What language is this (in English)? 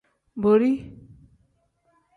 Tem